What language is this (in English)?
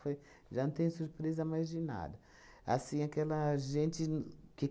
Portuguese